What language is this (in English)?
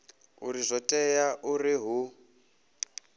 Venda